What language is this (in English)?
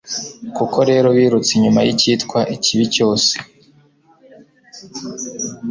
Kinyarwanda